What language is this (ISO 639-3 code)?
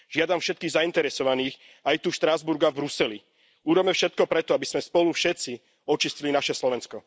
slk